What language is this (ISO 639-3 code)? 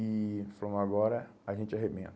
por